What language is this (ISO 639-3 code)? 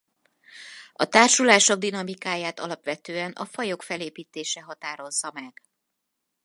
hun